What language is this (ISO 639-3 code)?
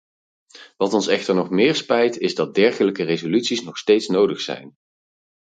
nld